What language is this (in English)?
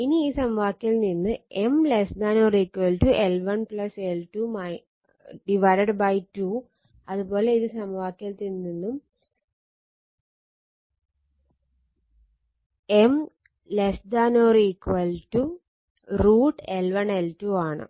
Malayalam